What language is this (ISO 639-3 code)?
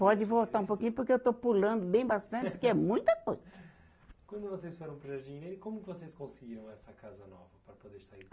por